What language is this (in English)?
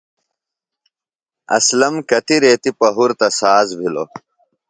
Phalura